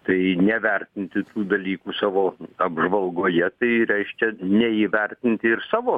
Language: Lithuanian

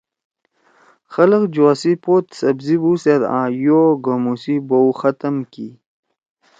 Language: Torwali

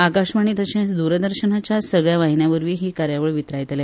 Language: Konkani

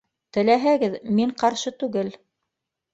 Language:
Bashkir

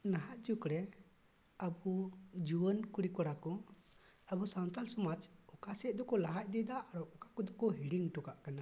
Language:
Santali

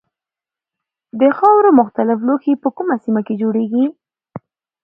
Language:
Pashto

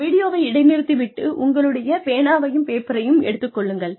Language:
Tamil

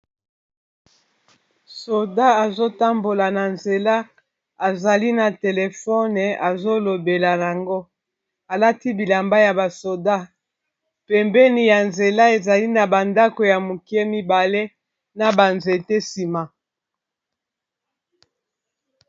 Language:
Lingala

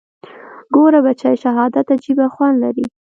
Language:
Pashto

